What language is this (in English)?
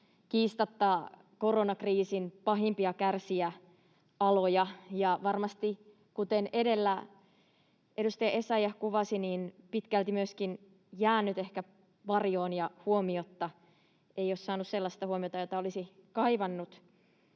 Finnish